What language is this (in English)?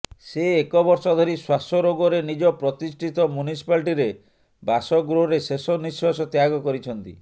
Odia